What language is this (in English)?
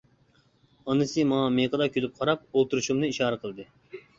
Uyghur